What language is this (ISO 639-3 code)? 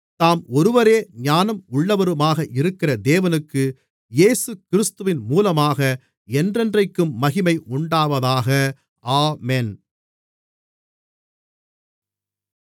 tam